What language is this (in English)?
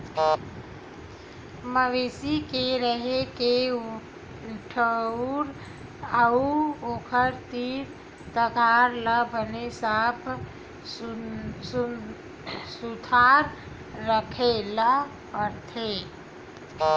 Chhattisgarhi